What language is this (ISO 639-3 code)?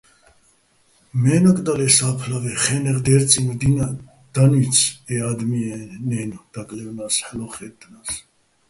bbl